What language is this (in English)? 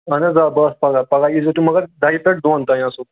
Kashmiri